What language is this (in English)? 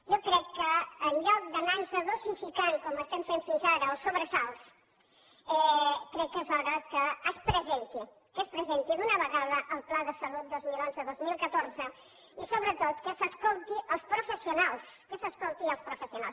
Catalan